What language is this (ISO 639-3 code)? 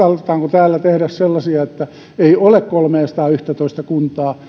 fin